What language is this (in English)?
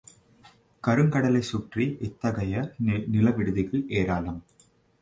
Tamil